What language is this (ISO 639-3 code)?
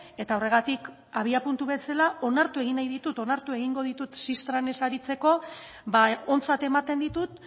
eus